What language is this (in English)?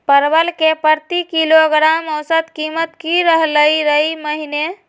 Magahi